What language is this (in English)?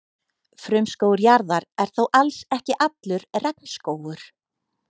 Icelandic